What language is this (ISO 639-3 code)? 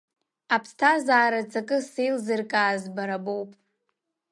abk